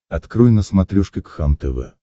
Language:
Russian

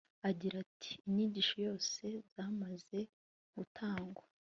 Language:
Kinyarwanda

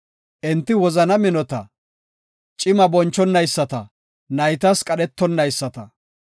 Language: Gofa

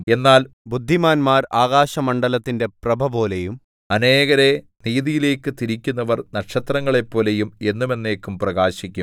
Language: Malayalam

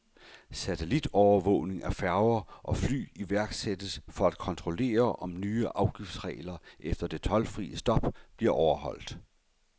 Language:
Danish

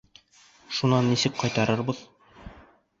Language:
Bashkir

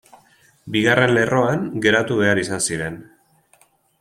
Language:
Basque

